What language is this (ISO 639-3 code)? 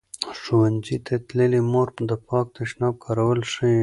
pus